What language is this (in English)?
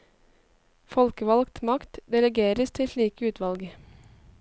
Norwegian